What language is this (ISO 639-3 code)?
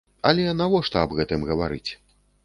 bel